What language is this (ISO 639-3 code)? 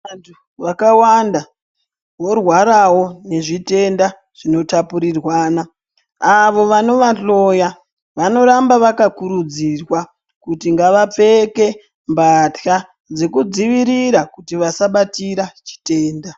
ndc